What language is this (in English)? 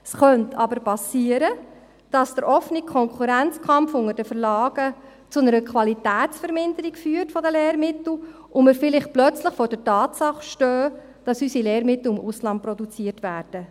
Swiss German